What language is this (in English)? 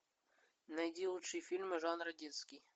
Russian